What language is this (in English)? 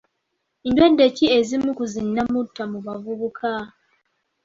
Ganda